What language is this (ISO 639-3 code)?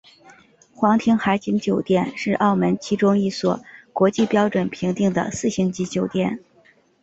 zho